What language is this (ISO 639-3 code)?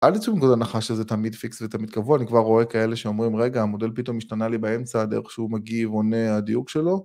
heb